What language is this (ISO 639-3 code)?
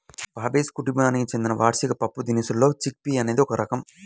tel